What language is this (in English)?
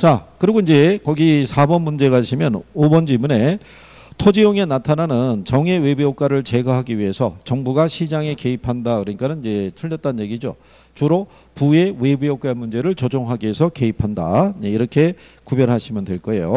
Korean